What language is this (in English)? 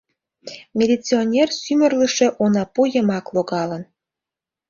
Mari